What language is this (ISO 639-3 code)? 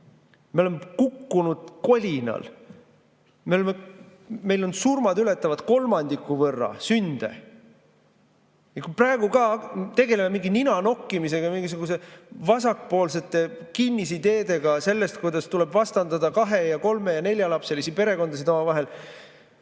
est